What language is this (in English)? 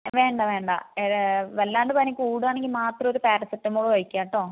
Malayalam